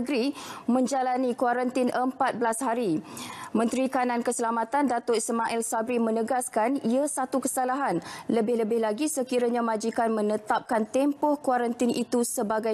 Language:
Malay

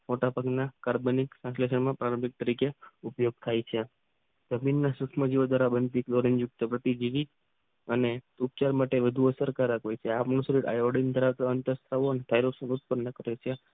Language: Gujarati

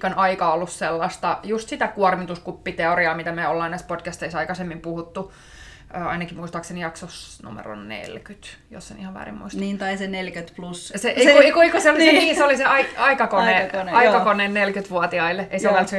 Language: Finnish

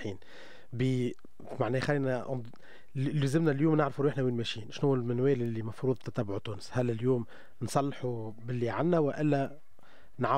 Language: Arabic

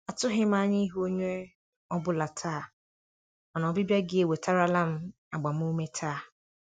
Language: Igbo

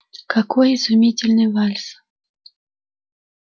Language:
Russian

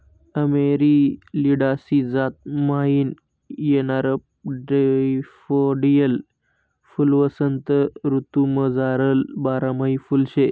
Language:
Marathi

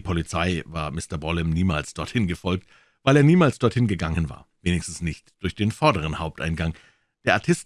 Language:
German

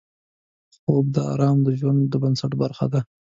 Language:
Pashto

